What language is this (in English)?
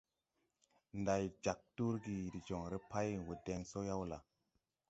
Tupuri